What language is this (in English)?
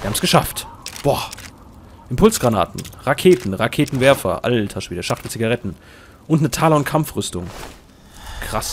German